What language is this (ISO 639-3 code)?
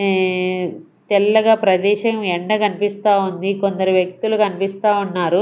tel